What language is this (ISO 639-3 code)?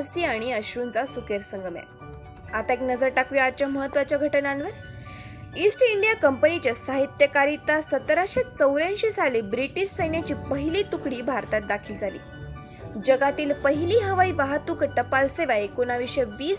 mar